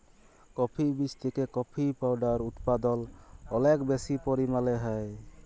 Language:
Bangla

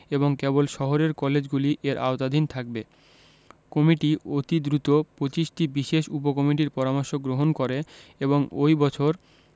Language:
Bangla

